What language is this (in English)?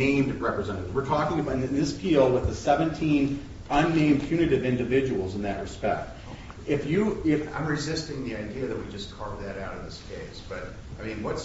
English